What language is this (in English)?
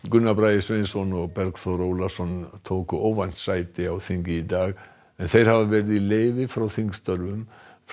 Icelandic